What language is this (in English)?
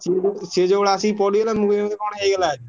Odia